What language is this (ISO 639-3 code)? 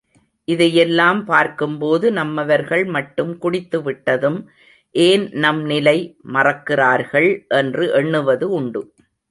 tam